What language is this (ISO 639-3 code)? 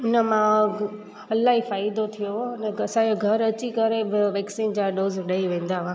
snd